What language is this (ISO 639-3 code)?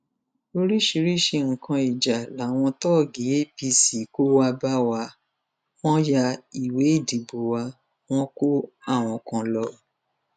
yor